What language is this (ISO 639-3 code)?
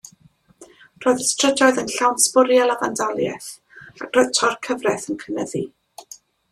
cym